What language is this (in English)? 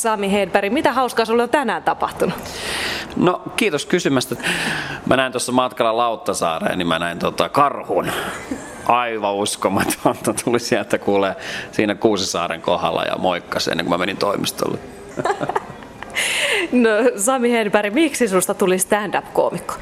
Finnish